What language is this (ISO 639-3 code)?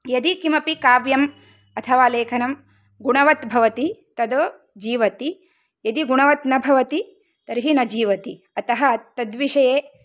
san